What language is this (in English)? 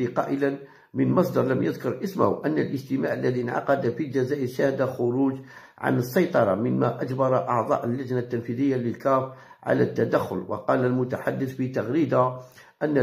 Arabic